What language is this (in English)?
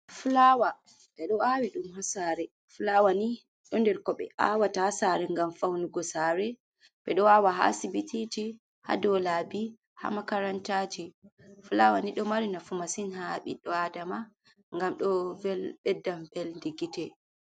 Fula